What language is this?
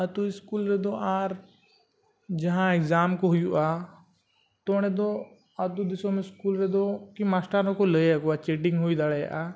Santali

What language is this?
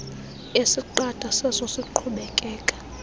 Xhosa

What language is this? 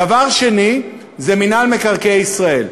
Hebrew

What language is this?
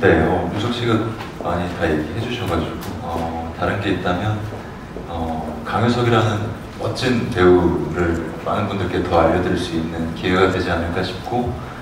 Korean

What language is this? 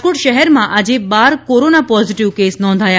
Gujarati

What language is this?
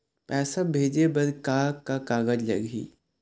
Chhattisgarhi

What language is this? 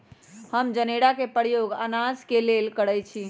Magahi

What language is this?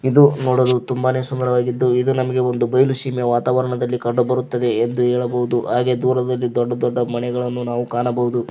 Kannada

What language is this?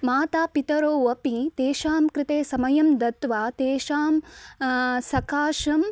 Sanskrit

